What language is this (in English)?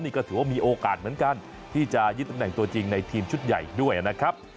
Thai